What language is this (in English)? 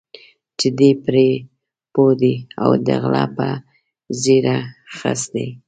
Pashto